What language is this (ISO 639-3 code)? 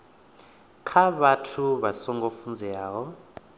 ven